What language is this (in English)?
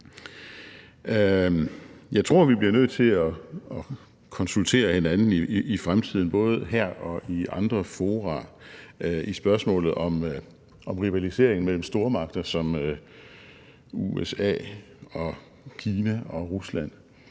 Danish